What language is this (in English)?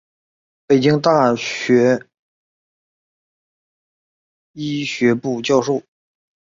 Chinese